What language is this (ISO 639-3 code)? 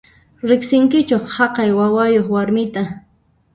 qxp